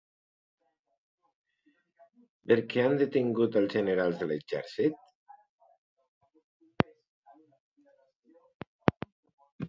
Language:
Catalan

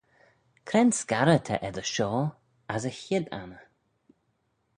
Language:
Manx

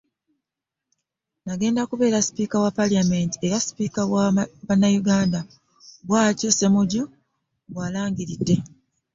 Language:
Ganda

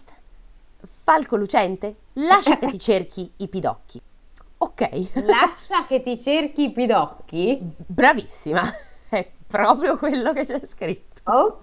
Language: Italian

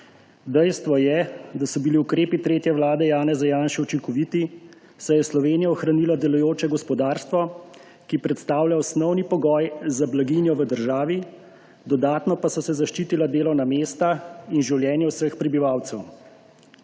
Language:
Slovenian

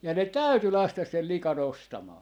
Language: Finnish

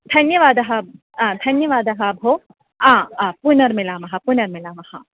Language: Sanskrit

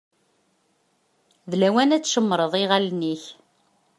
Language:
Kabyle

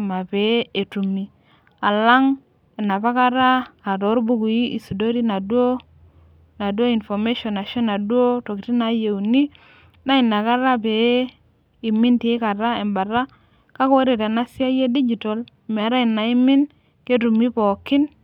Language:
Masai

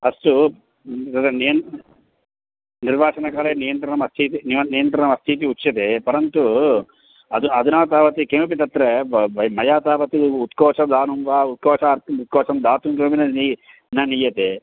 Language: Sanskrit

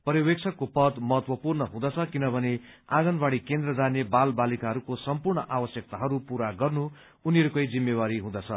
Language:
Nepali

